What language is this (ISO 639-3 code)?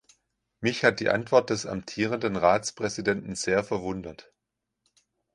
deu